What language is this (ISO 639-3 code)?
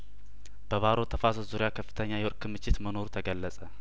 amh